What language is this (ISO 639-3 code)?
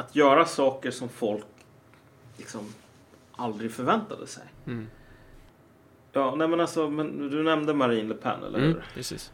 swe